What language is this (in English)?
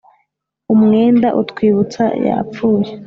Kinyarwanda